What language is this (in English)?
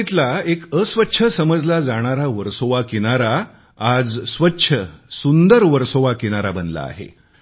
Marathi